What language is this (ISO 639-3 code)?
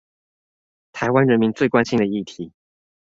zho